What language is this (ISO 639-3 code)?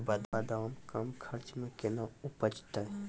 mai